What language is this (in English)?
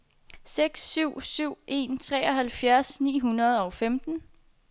Danish